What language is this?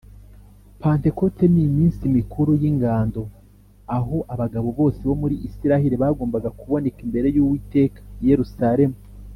Kinyarwanda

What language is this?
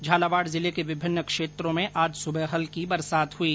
Hindi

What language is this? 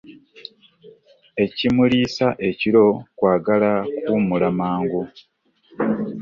Ganda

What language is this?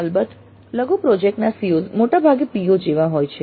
Gujarati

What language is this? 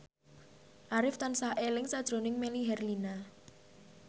Javanese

